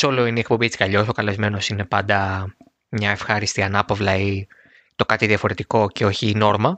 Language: Greek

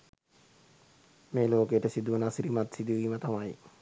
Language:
Sinhala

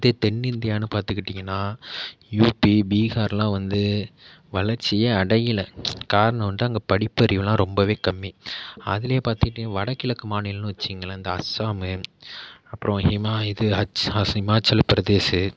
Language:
Tamil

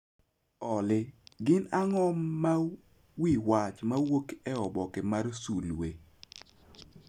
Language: Luo (Kenya and Tanzania)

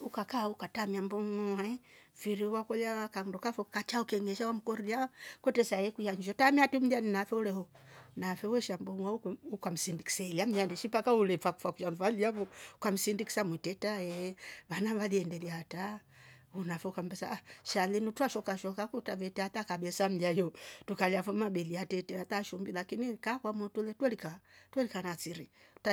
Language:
Rombo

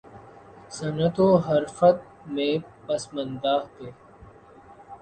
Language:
Urdu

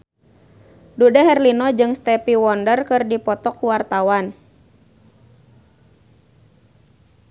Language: Sundanese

